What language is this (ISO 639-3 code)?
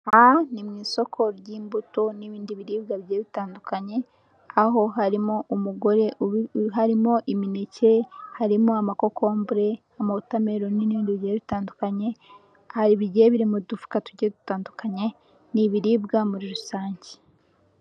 kin